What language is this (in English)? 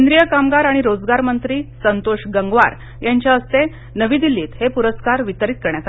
Marathi